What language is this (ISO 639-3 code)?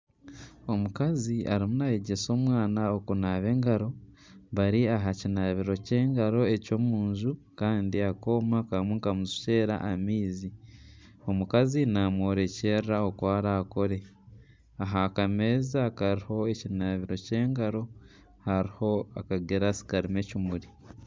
nyn